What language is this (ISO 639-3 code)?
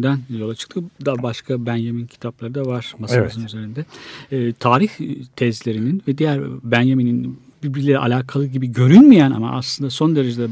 tur